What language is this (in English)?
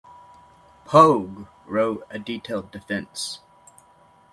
English